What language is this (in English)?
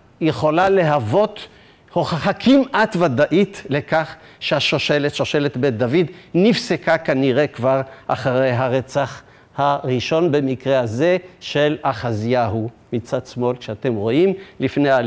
Hebrew